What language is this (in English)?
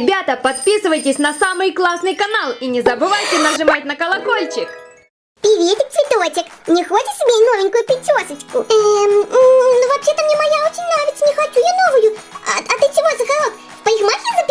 Russian